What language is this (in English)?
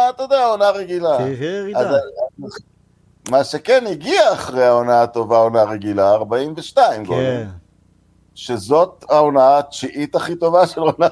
Hebrew